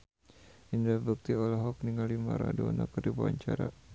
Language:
Sundanese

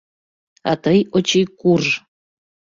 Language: Mari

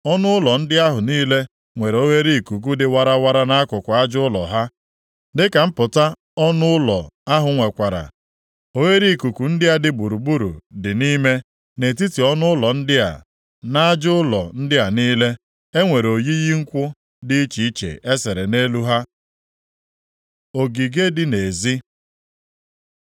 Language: Igbo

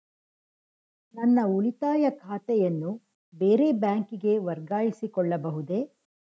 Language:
Kannada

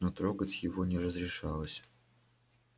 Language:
Russian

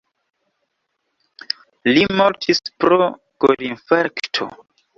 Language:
Esperanto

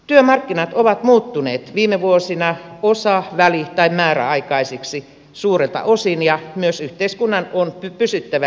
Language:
Finnish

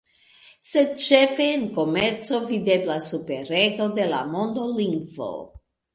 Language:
Esperanto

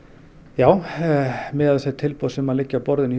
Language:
Icelandic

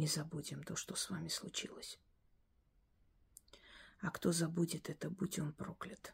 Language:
Russian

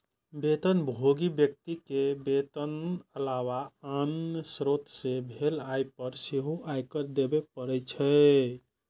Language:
Maithili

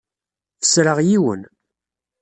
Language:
Kabyle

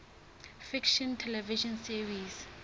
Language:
Southern Sotho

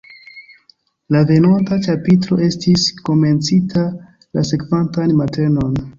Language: Esperanto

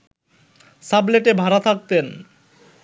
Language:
Bangla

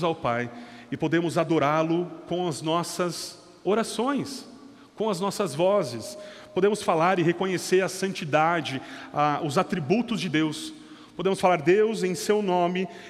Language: Portuguese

